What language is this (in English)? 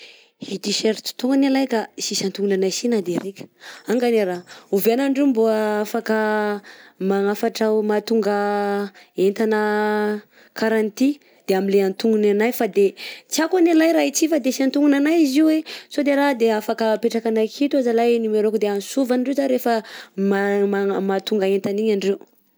Southern Betsimisaraka Malagasy